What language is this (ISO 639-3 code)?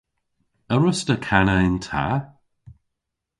cor